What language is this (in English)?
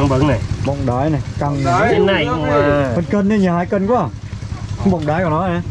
Vietnamese